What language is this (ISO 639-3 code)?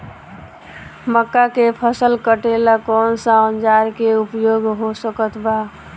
bho